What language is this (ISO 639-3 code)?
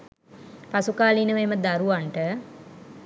sin